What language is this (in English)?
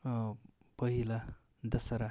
Nepali